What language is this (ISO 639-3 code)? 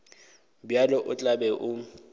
nso